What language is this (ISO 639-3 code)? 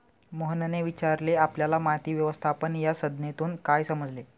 mar